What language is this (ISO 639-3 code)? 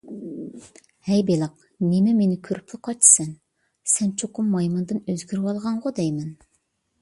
uig